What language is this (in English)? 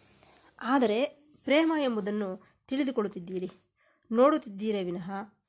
Kannada